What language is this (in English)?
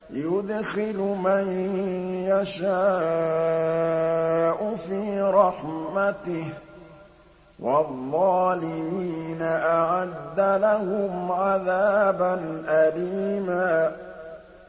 Arabic